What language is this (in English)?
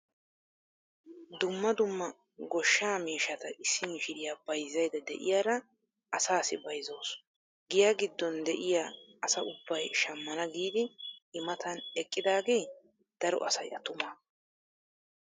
Wolaytta